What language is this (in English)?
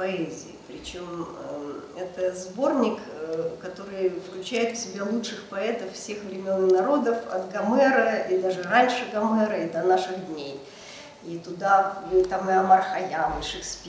Russian